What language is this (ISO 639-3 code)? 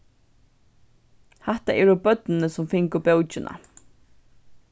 fao